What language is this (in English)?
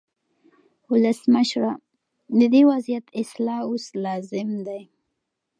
Pashto